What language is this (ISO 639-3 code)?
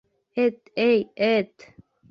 bak